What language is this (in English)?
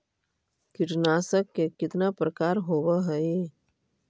Magahi